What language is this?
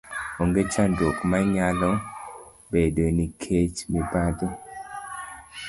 Luo (Kenya and Tanzania)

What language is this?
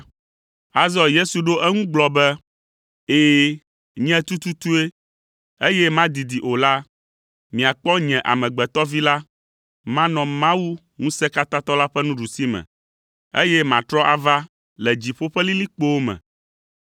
Ewe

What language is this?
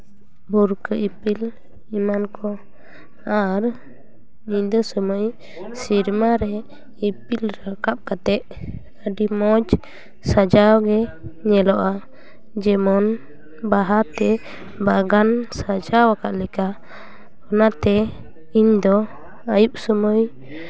Santali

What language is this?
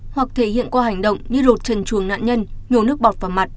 Vietnamese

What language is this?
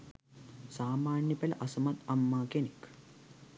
Sinhala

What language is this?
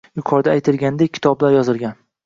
Uzbek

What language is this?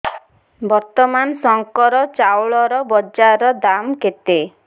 Odia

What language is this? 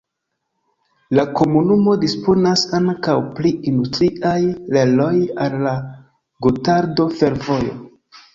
Esperanto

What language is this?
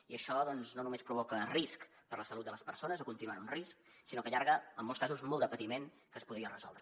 Catalan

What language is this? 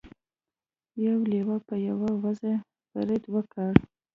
Pashto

